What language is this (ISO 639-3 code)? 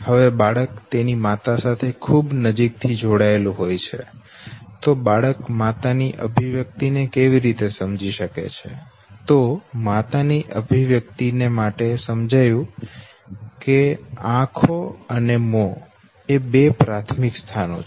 guj